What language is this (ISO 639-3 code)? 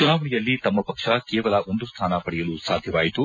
kan